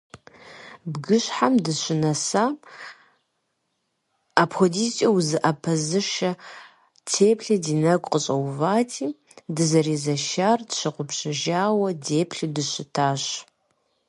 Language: Kabardian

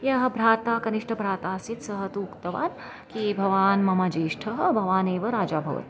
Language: Sanskrit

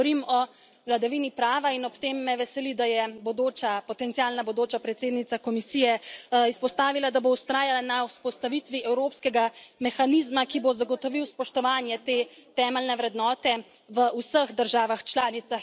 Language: Slovenian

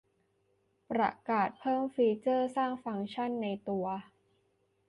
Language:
Thai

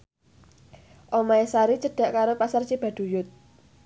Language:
Javanese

